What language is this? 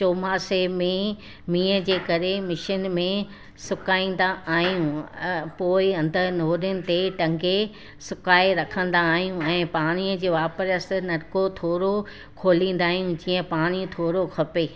Sindhi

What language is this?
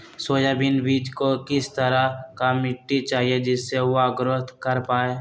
Magahi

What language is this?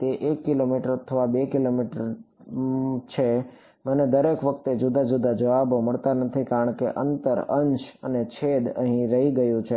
Gujarati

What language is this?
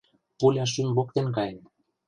Mari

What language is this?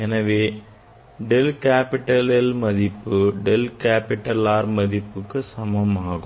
Tamil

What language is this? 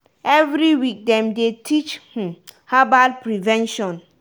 Nigerian Pidgin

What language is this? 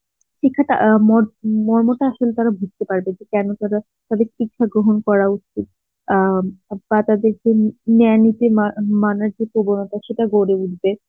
Bangla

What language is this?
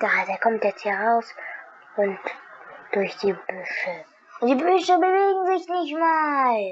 German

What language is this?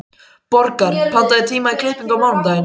Icelandic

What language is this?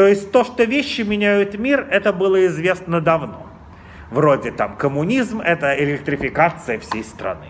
Russian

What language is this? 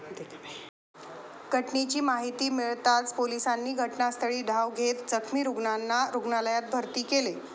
Marathi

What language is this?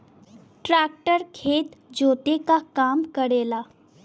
Bhojpuri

